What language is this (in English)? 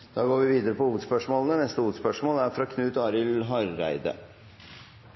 Norwegian Bokmål